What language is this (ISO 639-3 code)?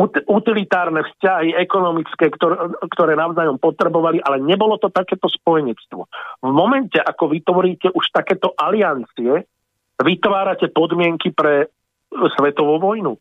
slk